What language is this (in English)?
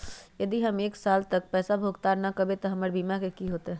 Magahi